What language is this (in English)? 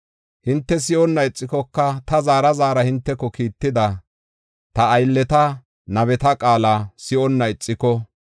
Gofa